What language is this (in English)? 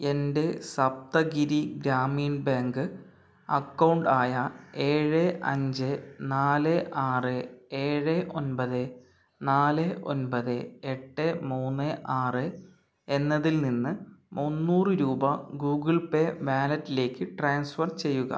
Malayalam